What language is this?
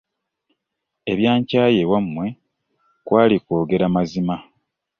Ganda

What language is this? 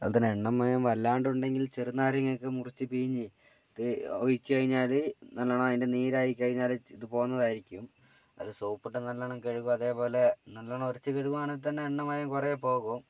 Malayalam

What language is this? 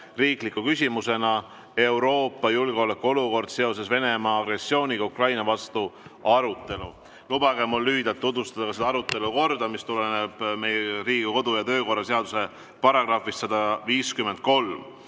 Estonian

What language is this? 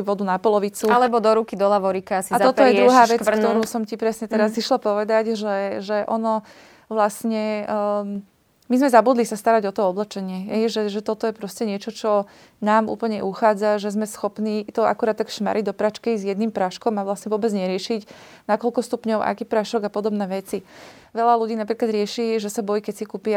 Slovak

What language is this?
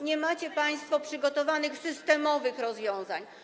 Polish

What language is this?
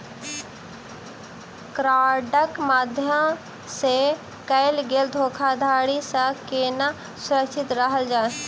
Maithili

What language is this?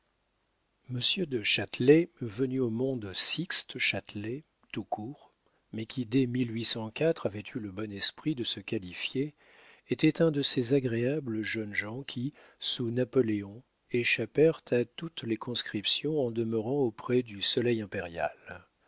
French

